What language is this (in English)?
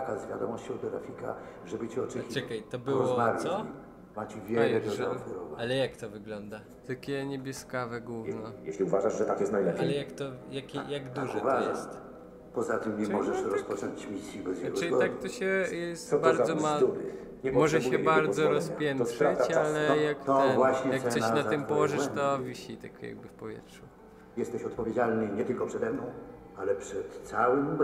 Polish